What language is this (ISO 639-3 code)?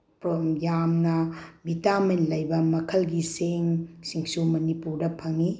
mni